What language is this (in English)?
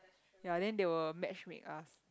English